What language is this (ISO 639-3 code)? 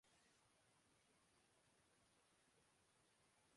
urd